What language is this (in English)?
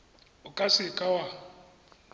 Tswana